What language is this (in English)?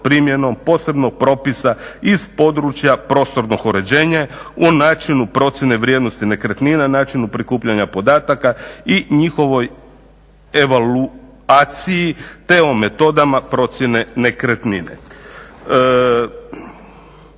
Croatian